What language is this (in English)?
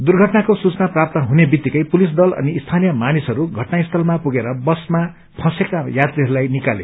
Nepali